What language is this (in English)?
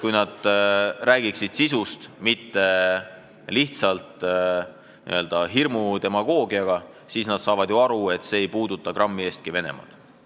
Estonian